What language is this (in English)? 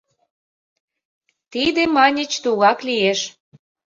Mari